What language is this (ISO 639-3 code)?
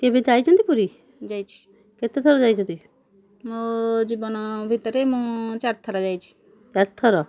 ori